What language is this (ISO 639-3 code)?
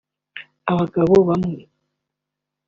kin